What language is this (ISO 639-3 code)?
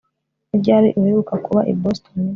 kin